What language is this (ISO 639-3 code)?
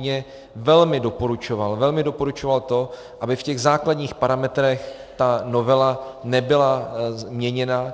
ces